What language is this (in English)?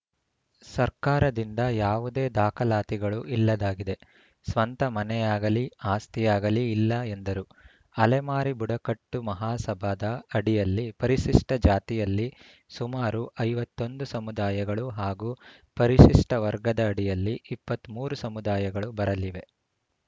Kannada